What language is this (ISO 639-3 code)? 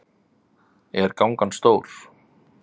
isl